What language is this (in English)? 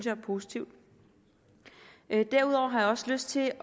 Danish